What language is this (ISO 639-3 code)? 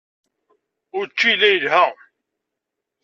kab